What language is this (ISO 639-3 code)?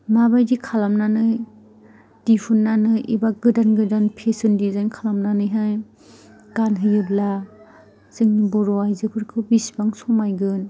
brx